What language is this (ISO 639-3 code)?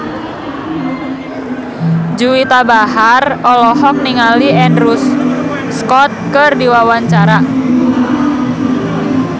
sun